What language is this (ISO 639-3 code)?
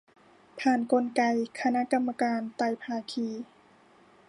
tha